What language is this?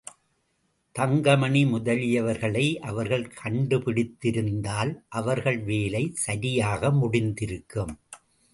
Tamil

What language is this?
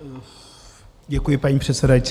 Czech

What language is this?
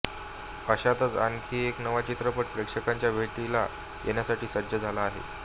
Marathi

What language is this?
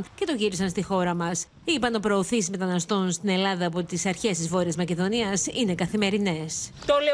Greek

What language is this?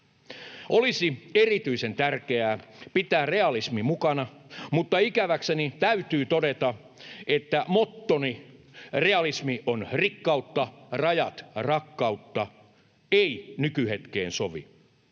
Finnish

